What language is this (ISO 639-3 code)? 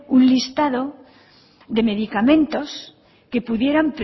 spa